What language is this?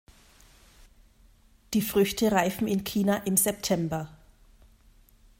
German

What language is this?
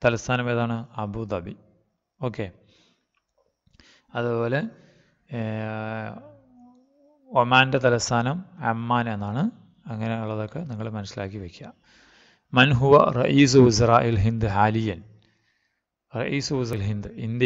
Turkish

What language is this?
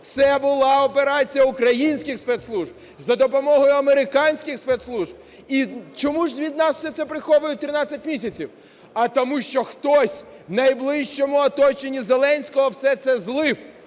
Ukrainian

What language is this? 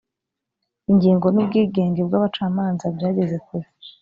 Kinyarwanda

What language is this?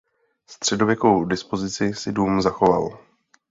Czech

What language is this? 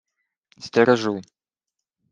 Ukrainian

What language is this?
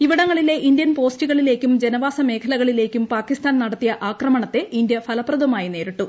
Malayalam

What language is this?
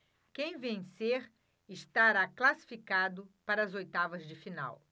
Portuguese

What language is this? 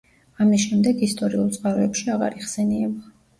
Georgian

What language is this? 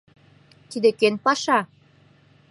Mari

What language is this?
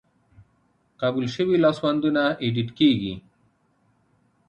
Pashto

